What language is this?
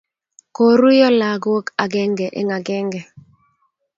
Kalenjin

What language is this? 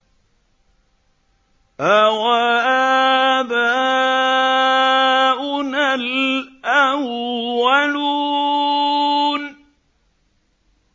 Arabic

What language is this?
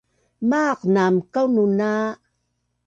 Bunun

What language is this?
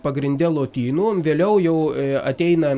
Lithuanian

